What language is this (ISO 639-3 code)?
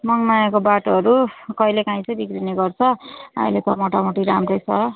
nep